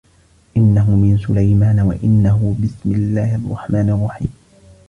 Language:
Arabic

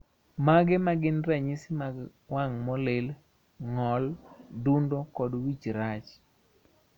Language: Luo (Kenya and Tanzania)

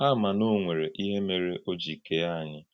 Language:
Igbo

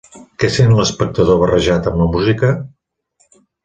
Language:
Catalan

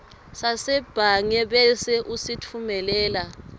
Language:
Swati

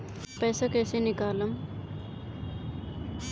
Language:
Bhojpuri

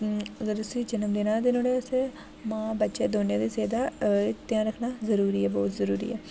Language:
Dogri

